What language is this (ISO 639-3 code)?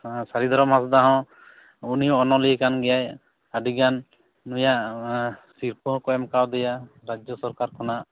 sat